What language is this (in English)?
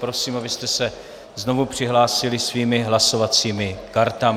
Czech